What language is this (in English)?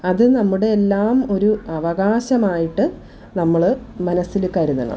Malayalam